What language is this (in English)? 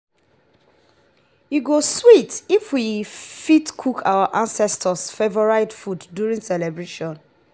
Nigerian Pidgin